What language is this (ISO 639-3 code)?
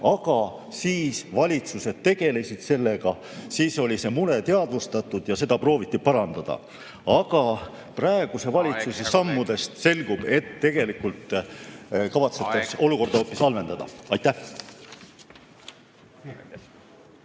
est